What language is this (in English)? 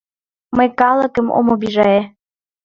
Mari